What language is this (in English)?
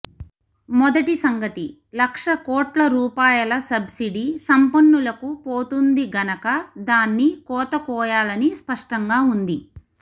Telugu